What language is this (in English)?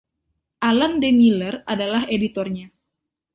Indonesian